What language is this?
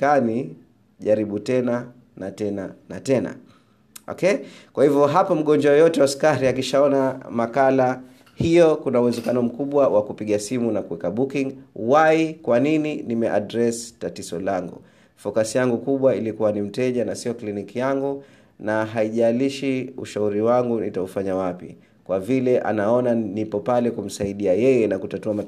Swahili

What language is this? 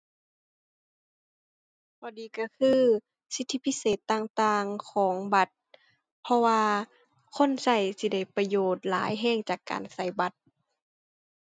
Thai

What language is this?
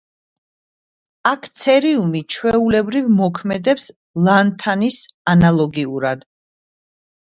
Georgian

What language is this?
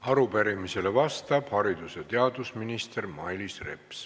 Estonian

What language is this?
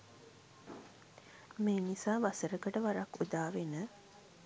Sinhala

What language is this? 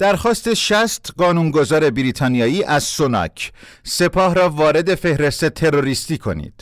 Persian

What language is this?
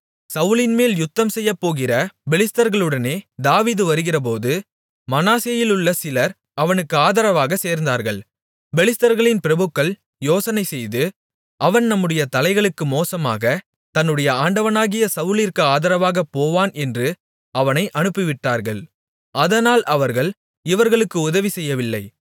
Tamil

